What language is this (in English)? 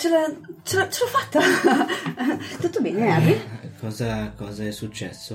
Italian